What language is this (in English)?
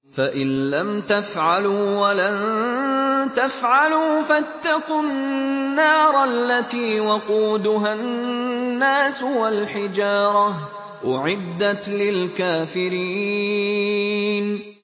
Arabic